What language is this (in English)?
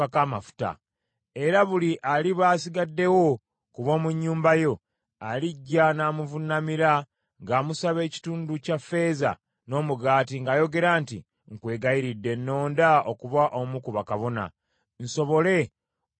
Ganda